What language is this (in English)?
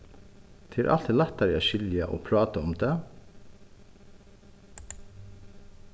Faroese